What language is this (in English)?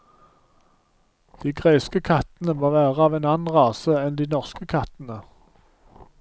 Norwegian